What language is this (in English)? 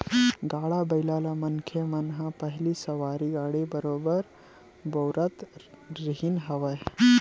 Chhattisgarhi